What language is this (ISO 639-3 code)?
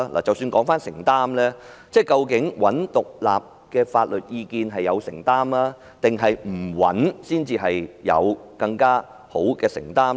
yue